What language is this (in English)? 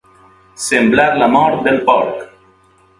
Catalan